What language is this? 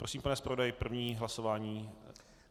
Czech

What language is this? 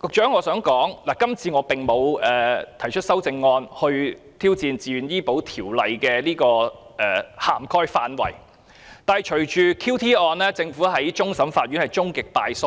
Cantonese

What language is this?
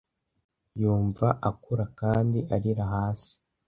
Kinyarwanda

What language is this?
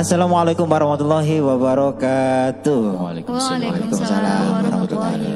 Arabic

